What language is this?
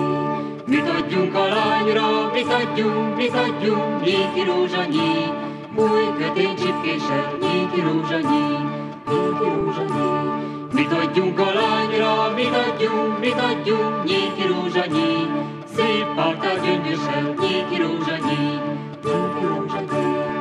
Hungarian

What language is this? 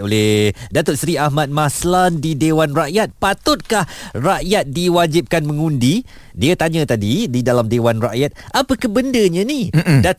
Malay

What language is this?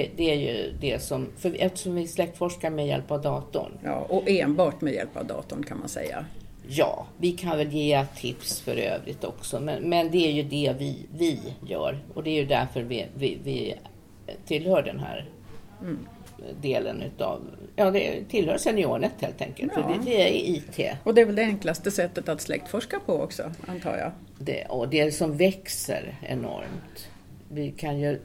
Swedish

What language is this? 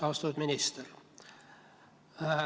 Estonian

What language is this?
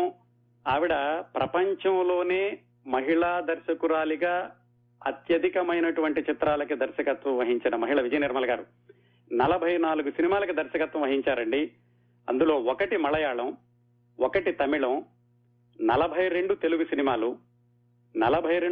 Telugu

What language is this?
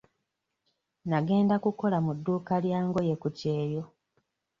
Ganda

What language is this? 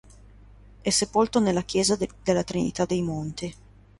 Italian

